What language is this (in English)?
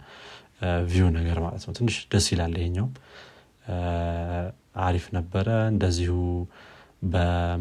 Amharic